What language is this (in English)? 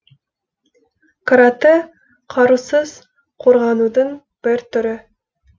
Kazakh